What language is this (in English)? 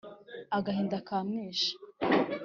Kinyarwanda